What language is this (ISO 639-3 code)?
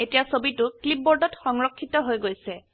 asm